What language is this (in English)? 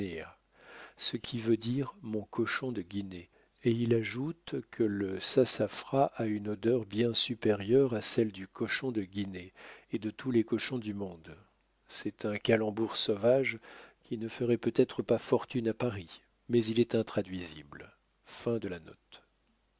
French